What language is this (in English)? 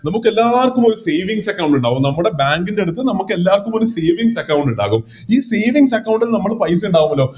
Malayalam